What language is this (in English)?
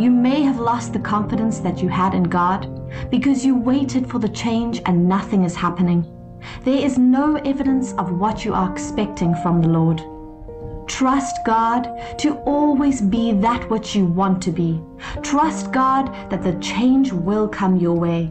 English